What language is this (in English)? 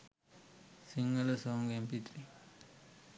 Sinhala